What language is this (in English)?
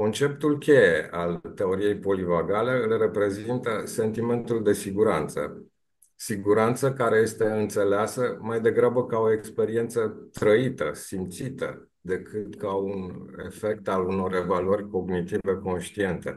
Romanian